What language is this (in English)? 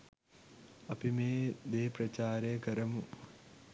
Sinhala